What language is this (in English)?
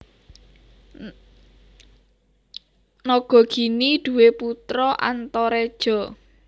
Javanese